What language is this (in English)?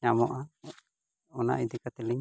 Santali